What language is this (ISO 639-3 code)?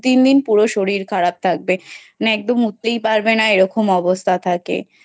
ben